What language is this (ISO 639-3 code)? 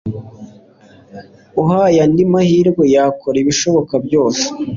kin